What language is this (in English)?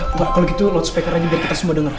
Indonesian